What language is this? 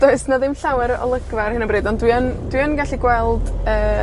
Welsh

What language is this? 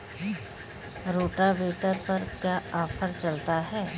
Bhojpuri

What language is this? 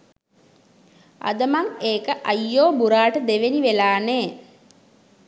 Sinhala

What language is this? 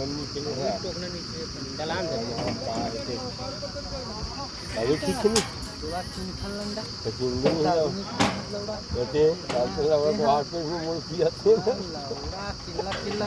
Norwegian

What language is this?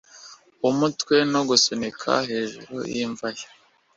Kinyarwanda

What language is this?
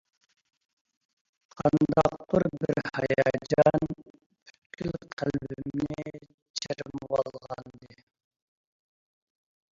Uyghur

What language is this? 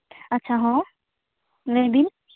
Santali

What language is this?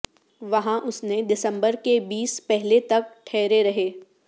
Urdu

